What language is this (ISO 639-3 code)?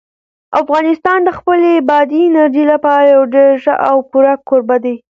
pus